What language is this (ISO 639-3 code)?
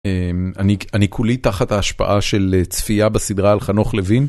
heb